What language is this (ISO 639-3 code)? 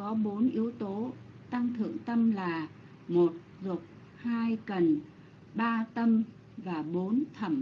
vie